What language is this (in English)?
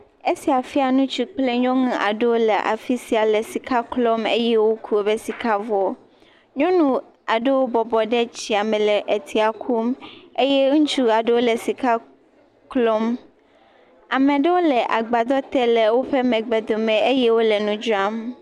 Ewe